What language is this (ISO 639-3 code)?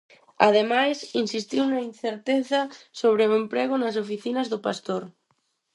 glg